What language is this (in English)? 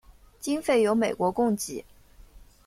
Chinese